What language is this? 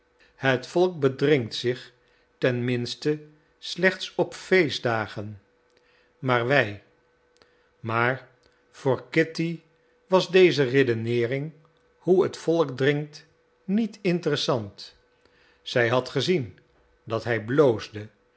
Dutch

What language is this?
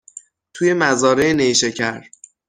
Persian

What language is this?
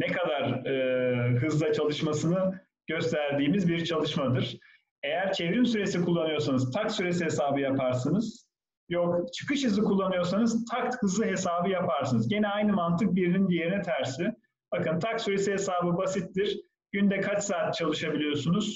Turkish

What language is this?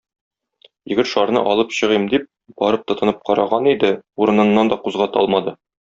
Tatar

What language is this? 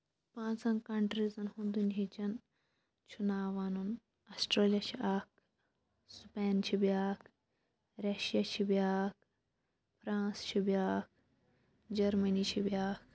Kashmiri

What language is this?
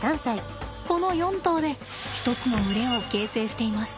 Japanese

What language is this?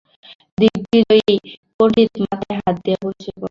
Bangla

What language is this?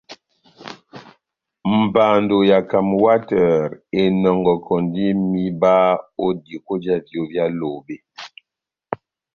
Batanga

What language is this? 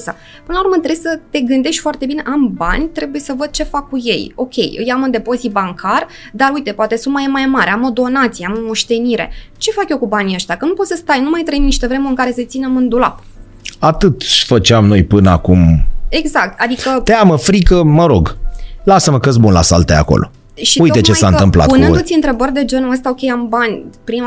Romanian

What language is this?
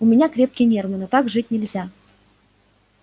Russian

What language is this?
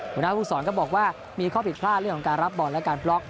Thai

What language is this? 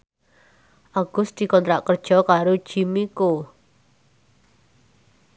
Javanese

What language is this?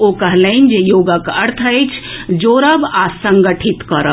Maithili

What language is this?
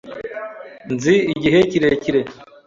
Kinyarwanda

